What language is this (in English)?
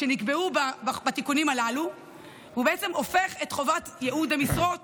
Hebrew